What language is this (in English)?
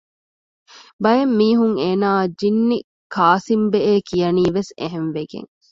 Divehi